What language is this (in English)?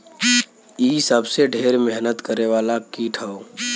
Bhojpuri